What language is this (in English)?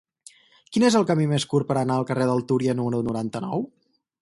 Catalan